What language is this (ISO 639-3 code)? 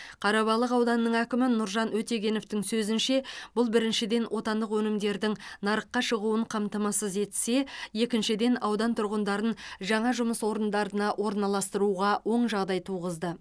kaz